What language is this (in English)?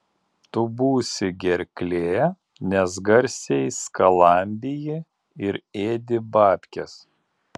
Lithuanian